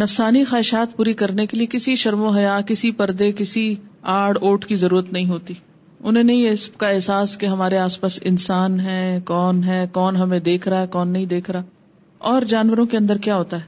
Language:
Urdu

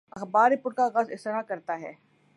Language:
Urdu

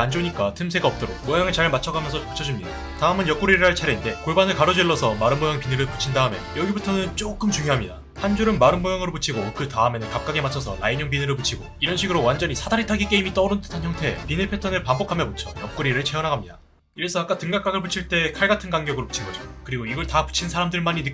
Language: Korean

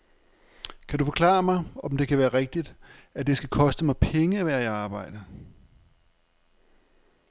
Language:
Danish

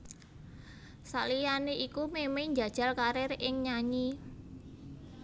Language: Javanese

